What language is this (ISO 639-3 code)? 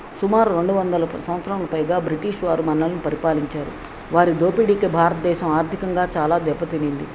tel